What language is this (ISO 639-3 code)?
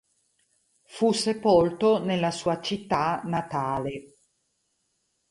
ita